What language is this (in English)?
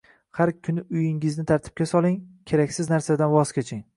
Uzbek